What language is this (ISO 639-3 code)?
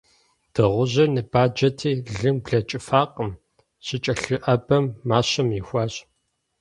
kbd